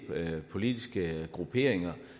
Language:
Danish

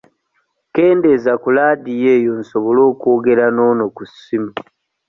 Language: Ganda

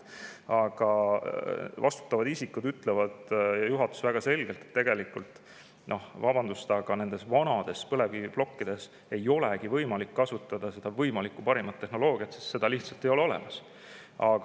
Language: Estonian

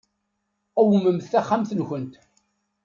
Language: Kabyle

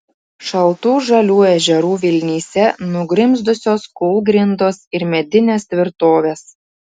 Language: Lithuanian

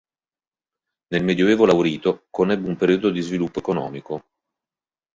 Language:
Italian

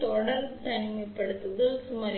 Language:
Tamil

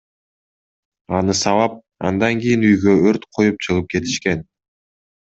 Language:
Kyrgyz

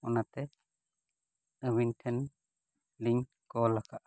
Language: Santali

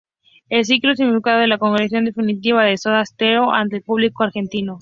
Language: Spanish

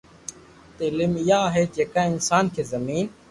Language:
Loarki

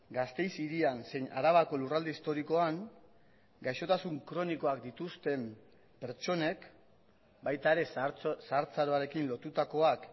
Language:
Basque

